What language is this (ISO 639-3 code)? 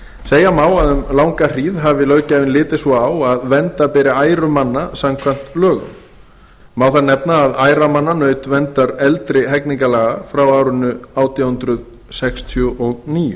isl